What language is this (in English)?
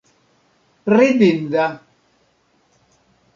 Esperanto